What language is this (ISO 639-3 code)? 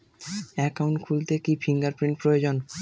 ben